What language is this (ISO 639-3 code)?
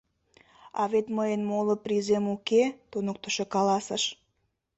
chm